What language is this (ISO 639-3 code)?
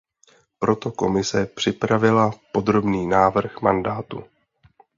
ces